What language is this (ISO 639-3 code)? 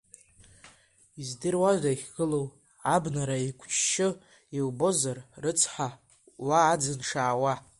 abk